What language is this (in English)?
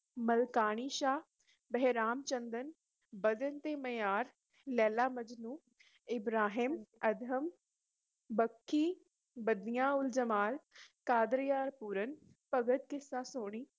Punjabi